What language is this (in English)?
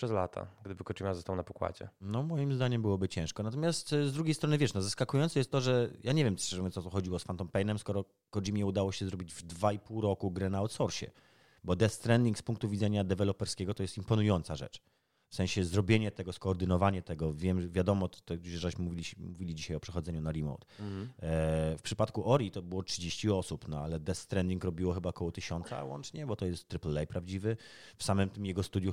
Polish